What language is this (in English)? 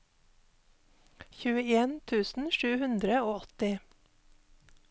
Norwegian